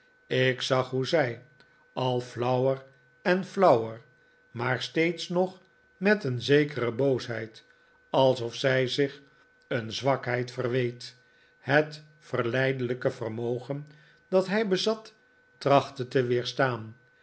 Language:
Dutch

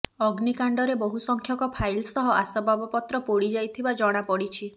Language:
Odia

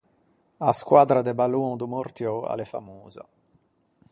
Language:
Ligurian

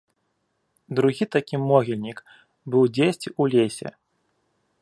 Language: Belarusian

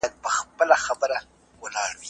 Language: Pashto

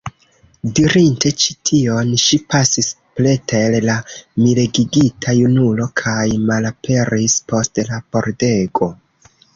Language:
Esperanto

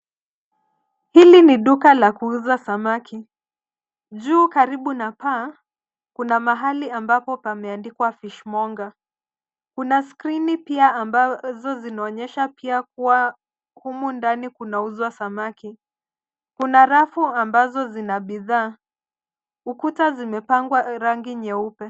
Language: Swahili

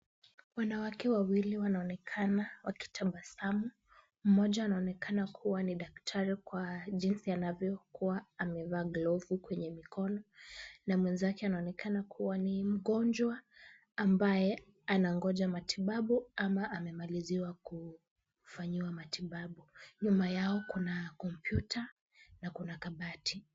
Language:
Swahili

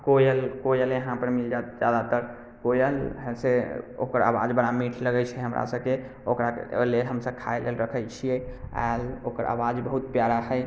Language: Maithili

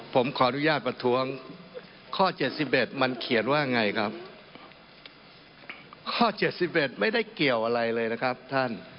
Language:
Thai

